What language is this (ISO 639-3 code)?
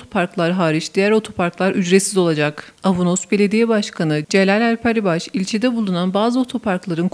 tur